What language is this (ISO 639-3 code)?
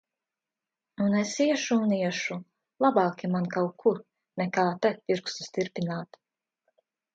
lav